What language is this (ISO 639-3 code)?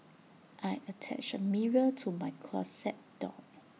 eng